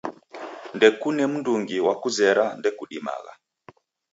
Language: Taita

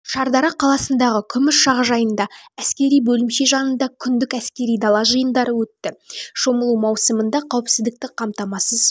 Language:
Kazakh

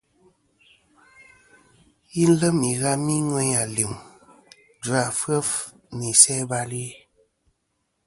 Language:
Kom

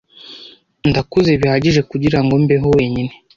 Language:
Kinyarwanda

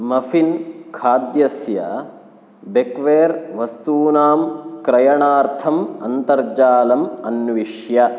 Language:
Sanskrit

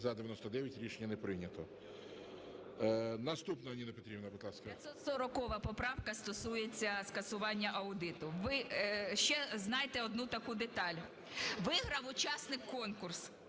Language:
Ukrainian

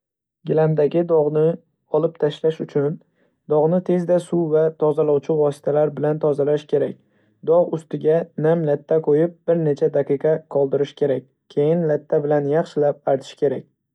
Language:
Uzbek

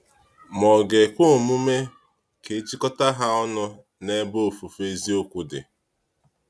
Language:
Igbo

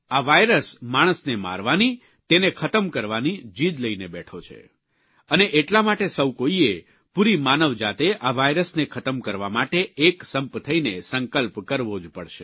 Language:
Gujarati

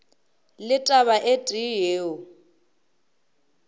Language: Northern Sotho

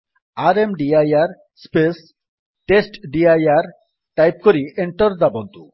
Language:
Odia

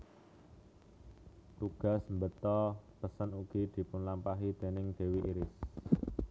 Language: Javanese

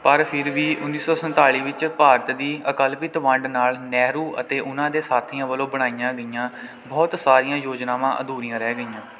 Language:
Punjabi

